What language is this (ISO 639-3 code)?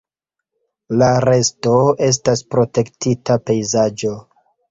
epo